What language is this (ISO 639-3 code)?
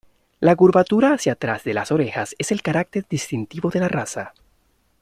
spa